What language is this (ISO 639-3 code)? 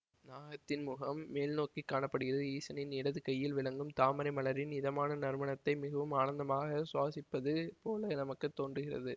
tam